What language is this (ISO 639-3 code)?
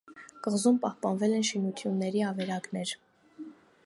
hye